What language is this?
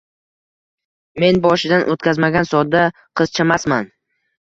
Uzbek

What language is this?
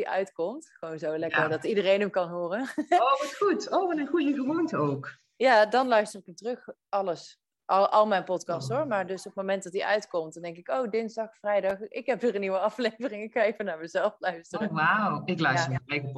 Dutch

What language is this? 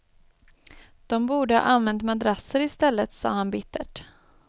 Swedish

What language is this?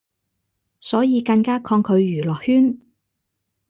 Cantonese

